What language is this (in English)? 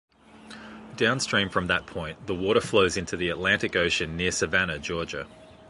English